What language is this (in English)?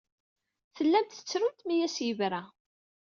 Kabyle